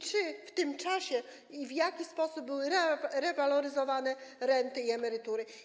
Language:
Polish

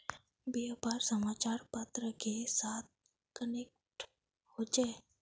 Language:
Magahi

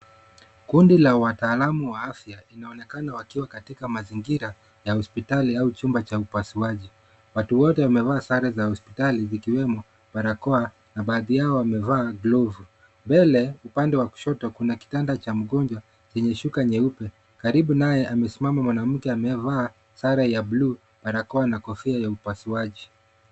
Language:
Swahili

